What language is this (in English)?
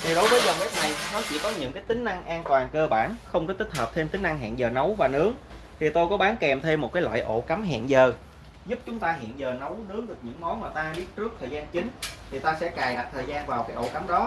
Vietnamese